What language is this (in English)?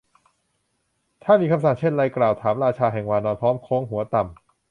Thai